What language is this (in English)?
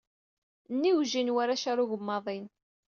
Kabyle